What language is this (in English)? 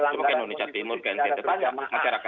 Indonesian